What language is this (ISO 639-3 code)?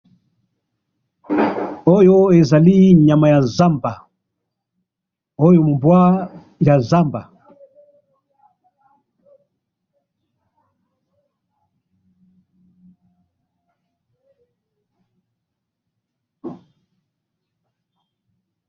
lin